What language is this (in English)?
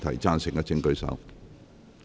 Cantonese